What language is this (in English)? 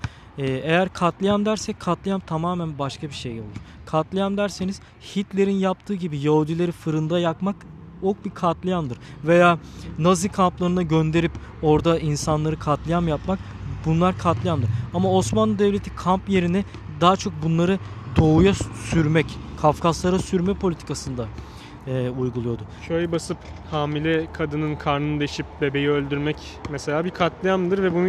Turkish